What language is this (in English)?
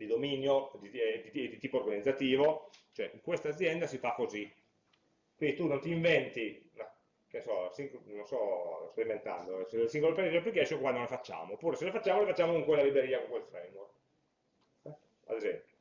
Italian